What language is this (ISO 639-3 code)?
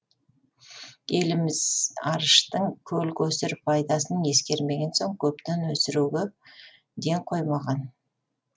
kaz